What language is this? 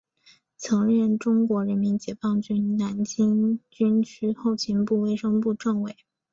Chinese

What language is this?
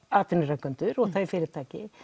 Icelandic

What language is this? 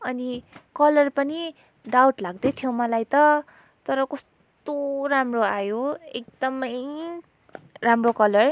Nepali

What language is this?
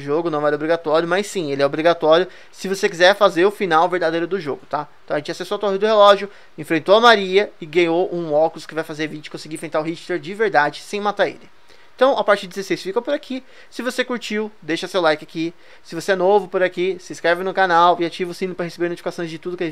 Portuguese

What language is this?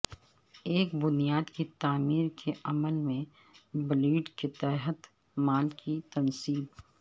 Urdu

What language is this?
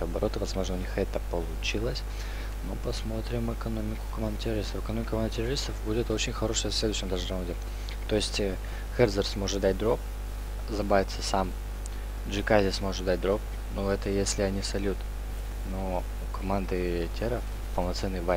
Russian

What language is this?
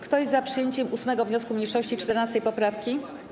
Polish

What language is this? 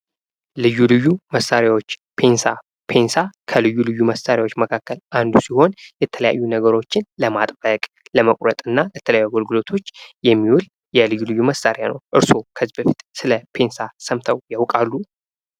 Amharic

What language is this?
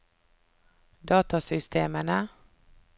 Norwegian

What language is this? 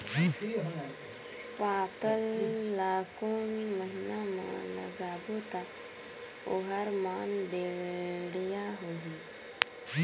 Chhattisgarhi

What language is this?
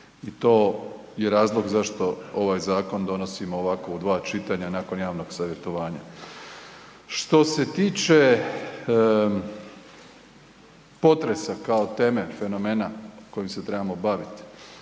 Croatian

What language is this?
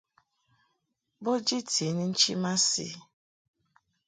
Mungaka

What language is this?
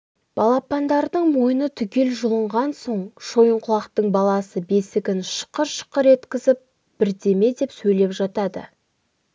Kazakh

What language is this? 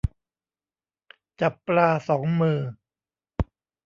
Thai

